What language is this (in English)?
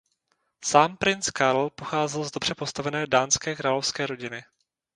Czech